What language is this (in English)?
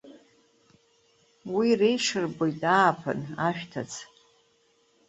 Abkhazian